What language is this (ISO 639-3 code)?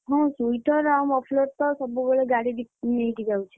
ori